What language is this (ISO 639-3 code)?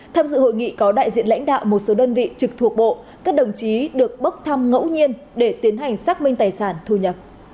vie